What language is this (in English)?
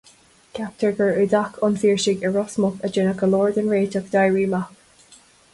Irish